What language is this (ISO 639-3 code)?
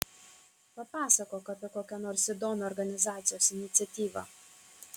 lit